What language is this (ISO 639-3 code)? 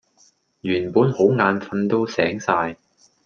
yue